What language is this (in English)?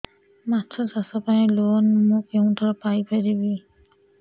Odia